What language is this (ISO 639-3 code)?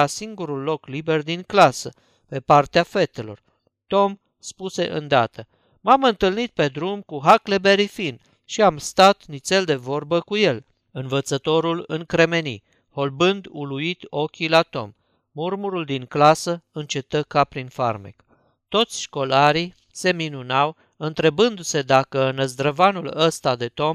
ron